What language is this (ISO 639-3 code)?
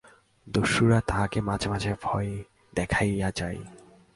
ben